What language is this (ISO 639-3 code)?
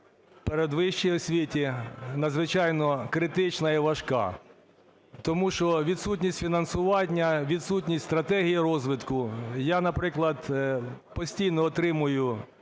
ukr